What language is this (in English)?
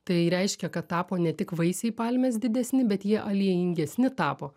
Lithuanian